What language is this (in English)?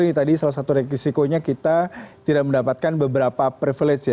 Indonesian